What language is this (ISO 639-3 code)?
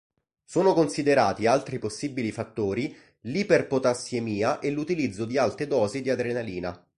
ita